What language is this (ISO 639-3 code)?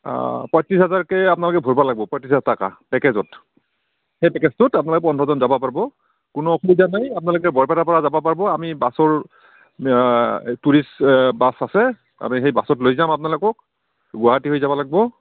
asm